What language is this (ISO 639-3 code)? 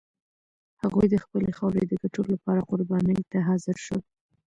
pus